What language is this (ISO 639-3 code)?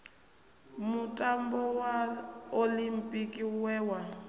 ven